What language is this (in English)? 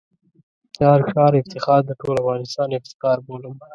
Pashto